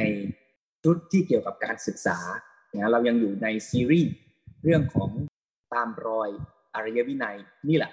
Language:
Thai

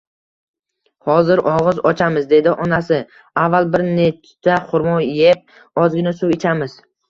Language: Uzbek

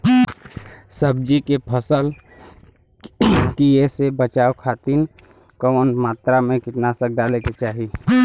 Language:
Bhojpuri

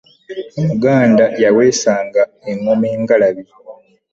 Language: Ganda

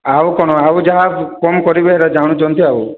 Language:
Odia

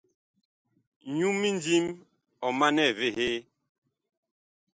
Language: Bakoko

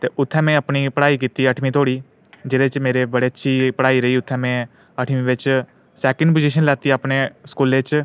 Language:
Dogri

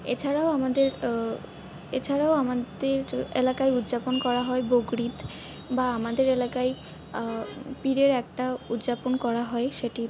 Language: Bangla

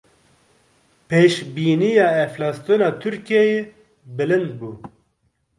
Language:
Kurdish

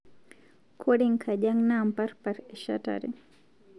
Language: Masai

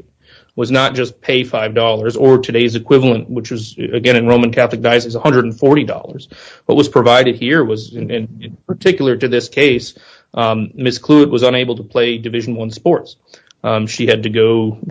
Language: English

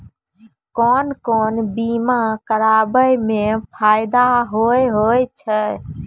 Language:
Maithili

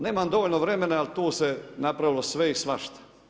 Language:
Croatian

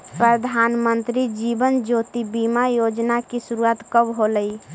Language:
Magahi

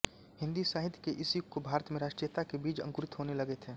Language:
Hindi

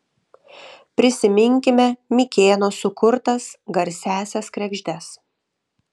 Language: Lithuanian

